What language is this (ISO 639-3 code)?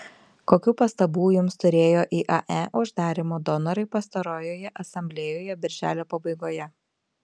lit